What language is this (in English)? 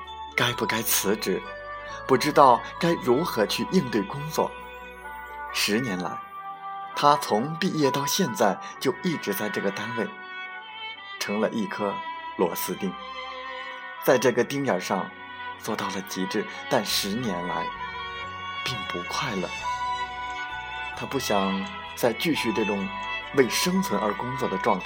Chinese